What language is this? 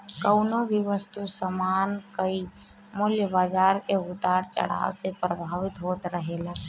Bhojpuri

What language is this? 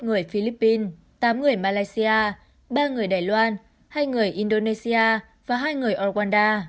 Vietnamese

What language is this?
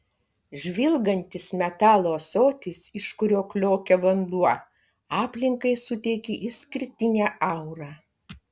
Lithuanian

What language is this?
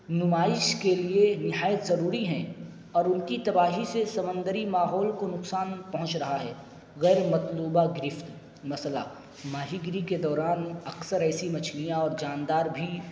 Urdu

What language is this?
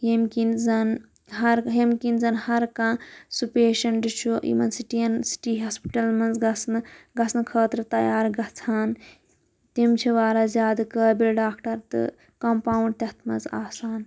Kashmiri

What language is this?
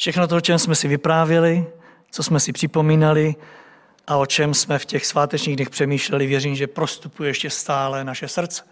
Czech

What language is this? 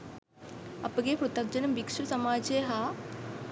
Sinhala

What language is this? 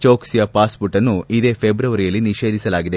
Kannada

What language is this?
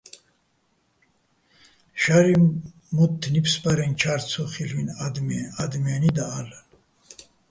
Bats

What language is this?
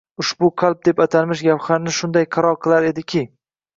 Uzbek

